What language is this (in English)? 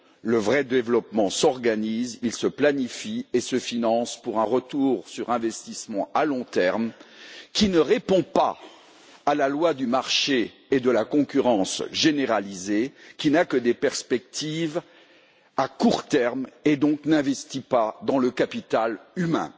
French